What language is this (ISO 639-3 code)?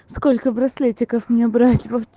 rus